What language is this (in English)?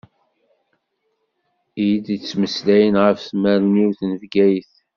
Kabyle